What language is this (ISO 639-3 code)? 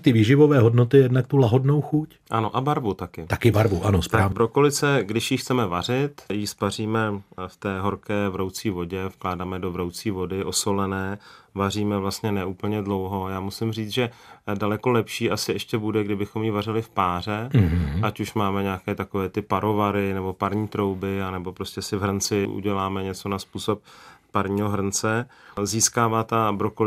ces